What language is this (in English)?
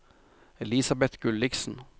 Norwegian